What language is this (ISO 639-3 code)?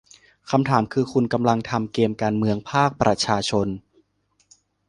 tha